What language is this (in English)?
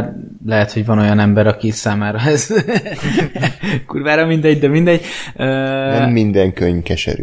Hungarian